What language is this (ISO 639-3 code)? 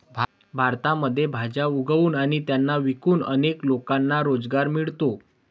mar